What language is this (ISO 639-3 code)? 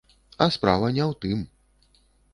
bel